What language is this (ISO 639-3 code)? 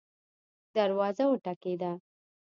pus